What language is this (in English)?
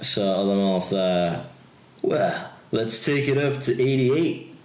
Welsh